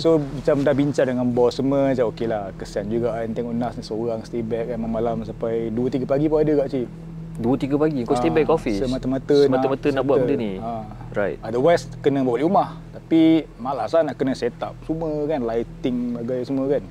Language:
Malay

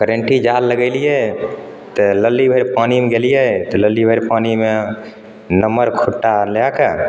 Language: Maithili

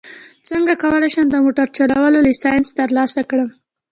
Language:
Pashto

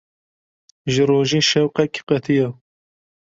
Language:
Kurdish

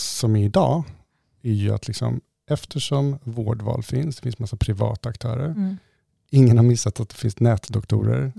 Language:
Swedish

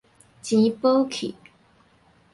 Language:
Min Nan Chinese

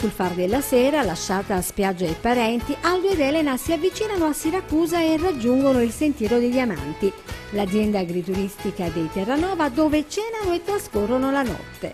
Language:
Italian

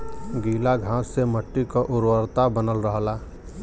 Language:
Bhojpuri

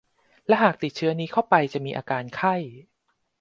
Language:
Thai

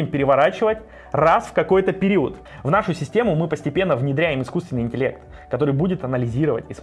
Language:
Russian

